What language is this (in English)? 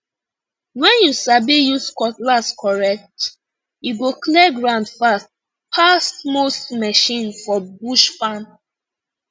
Nigerian Pidgin